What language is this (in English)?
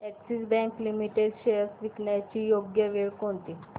Marathi